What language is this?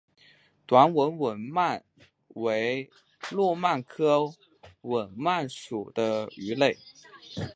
Chinese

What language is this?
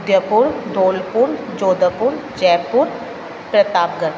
Sindhi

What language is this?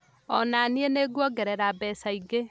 Kikuyu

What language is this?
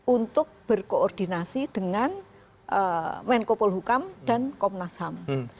Indonesian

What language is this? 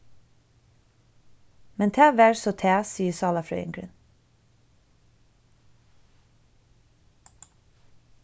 Faroese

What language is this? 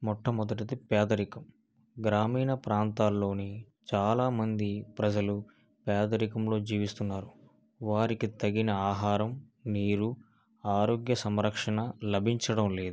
Telugu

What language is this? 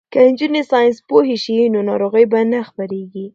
Pashto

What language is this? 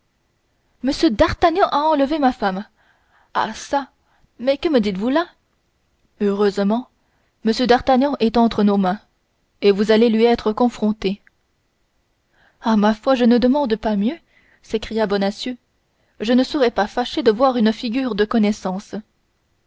French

